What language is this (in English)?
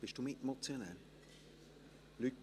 Swiss German